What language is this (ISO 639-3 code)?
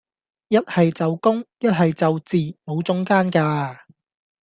yue